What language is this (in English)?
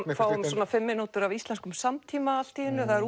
Icelandic